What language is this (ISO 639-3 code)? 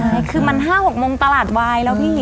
tha